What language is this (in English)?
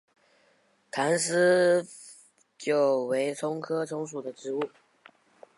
Chinese